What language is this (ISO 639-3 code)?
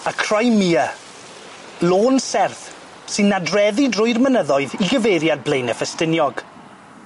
cym